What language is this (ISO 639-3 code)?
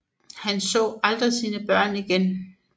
dan